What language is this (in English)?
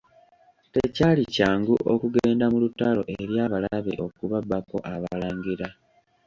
Ganda